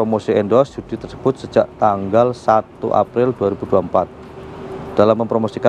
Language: Indonesian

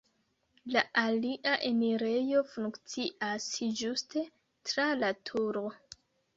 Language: Esperanto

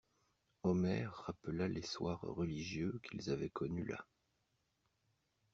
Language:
French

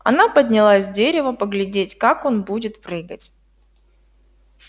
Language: Russian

